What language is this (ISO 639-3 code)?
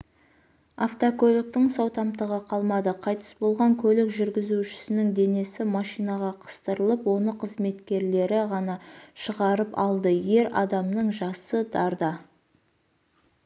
kaz